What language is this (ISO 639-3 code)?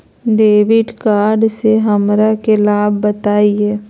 mag